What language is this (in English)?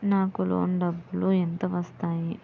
Telugu